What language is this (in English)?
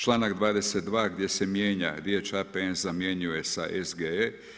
Croatian